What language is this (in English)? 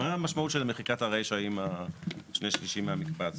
Hebrew